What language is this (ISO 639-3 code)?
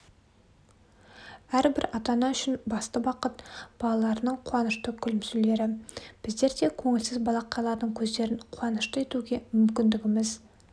kaz